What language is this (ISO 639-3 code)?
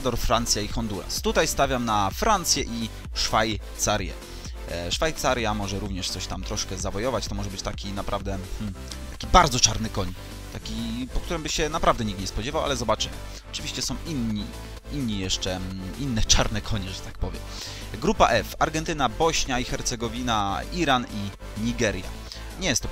pol